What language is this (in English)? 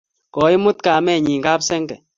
Kalenjin